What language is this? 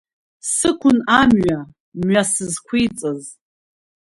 Abkhazian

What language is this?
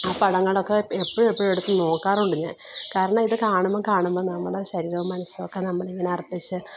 Malayalam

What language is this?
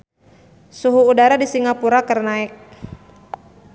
Sundanese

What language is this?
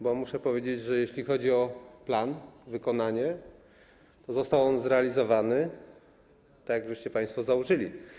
Polish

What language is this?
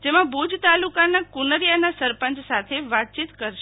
Gujarati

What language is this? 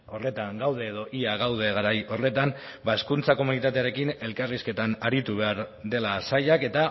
Basque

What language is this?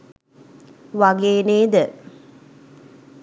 Sinhala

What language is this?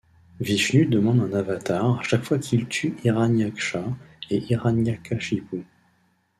French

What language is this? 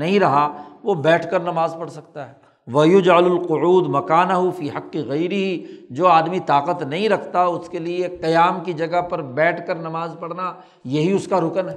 Urdu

